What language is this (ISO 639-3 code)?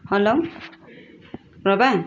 nep